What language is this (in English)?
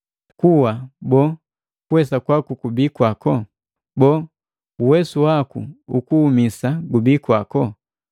Matengo